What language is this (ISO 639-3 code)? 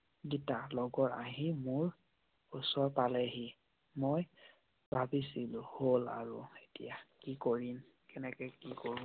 asm